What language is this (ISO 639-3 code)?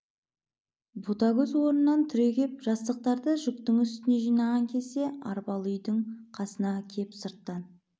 kaz